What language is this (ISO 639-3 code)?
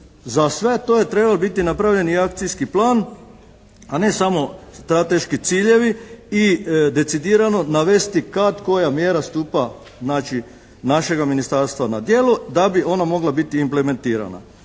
hrv